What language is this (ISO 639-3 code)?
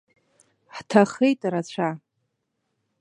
abk